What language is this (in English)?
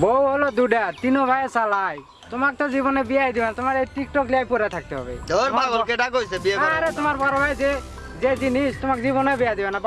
Bangla